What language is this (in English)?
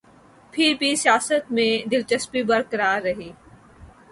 Urdu